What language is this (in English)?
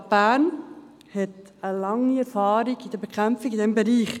Swiss German